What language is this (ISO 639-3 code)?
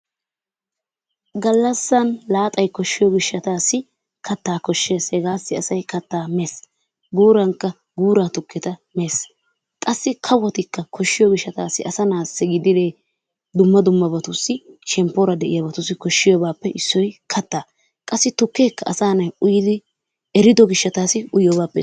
wal